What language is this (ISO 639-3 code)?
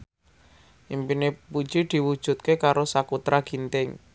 jav